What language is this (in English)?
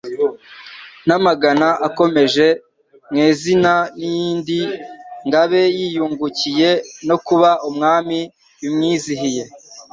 Kinyarwanda